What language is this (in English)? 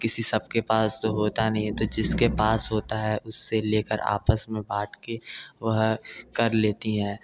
Hindi